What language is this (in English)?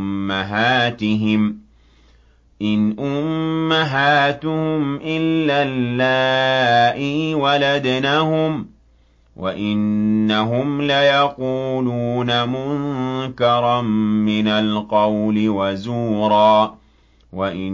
Arabic